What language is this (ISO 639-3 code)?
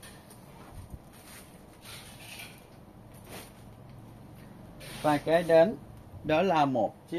vie